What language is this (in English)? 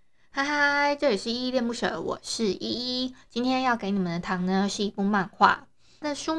Chinese